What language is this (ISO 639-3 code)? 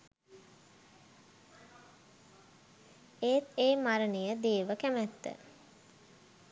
sin